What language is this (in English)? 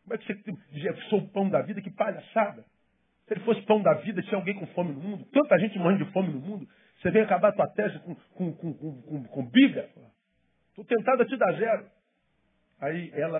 Portuguese